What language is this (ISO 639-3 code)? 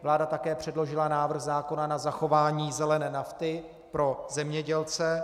ces